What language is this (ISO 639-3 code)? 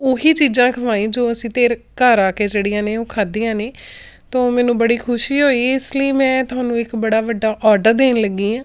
pan